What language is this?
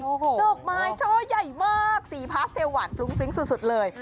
Thai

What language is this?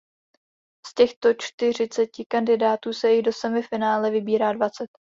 Czech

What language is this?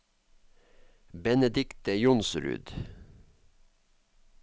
Norwegian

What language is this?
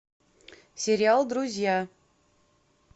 Russian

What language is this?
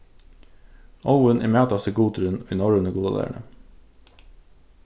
Faroese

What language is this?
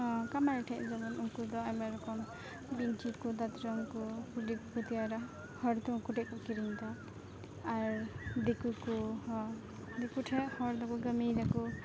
Santali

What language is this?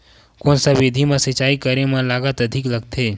Chhattisgarhi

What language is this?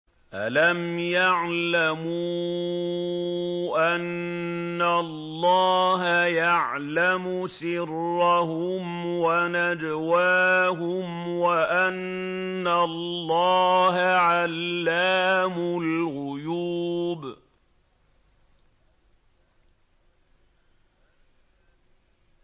Arabic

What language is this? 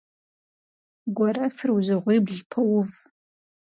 Kabardian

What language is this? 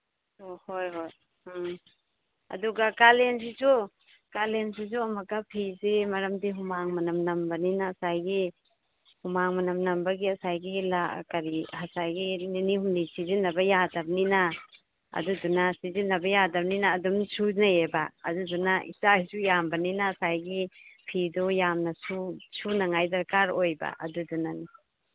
Manipuri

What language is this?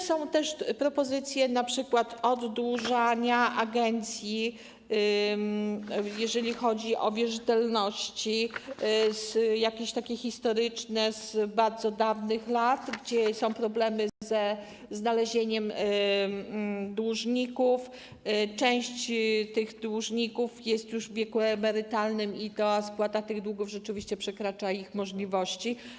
Polish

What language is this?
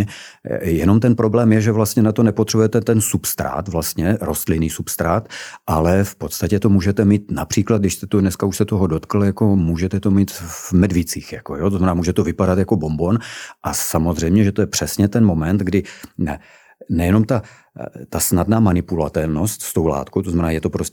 Czech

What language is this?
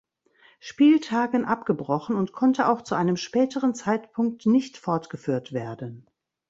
German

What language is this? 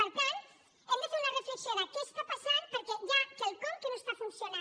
Catalan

